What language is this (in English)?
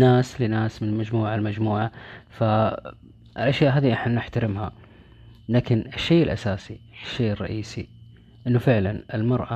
Arabic